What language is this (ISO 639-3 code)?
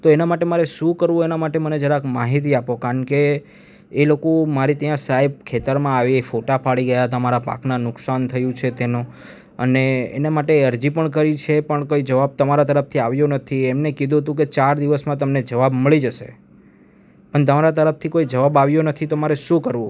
guj